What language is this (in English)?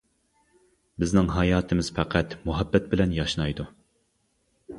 Uyghur